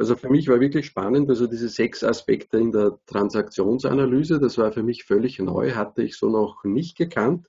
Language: German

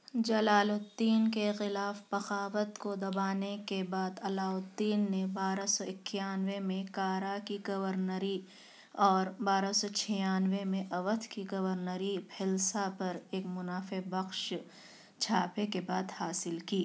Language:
Urdu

